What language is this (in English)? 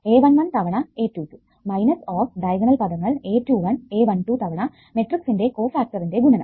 Malayalam